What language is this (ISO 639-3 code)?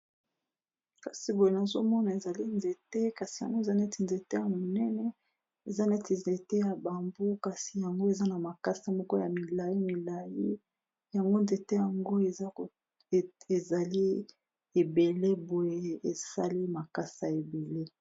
lin